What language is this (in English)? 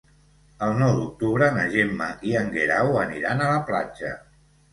Catalan